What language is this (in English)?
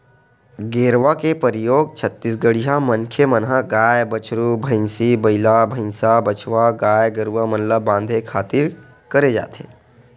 Chhattisgarhi